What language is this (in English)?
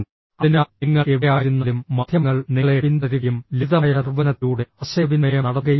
Malayalam